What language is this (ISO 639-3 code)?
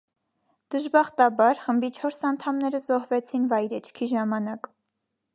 hye